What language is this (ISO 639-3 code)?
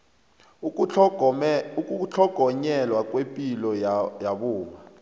nbl